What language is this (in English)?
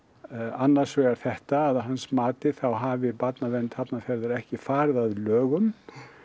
Icelandic